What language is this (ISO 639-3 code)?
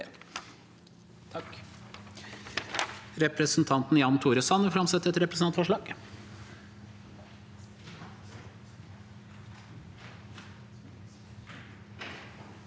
nor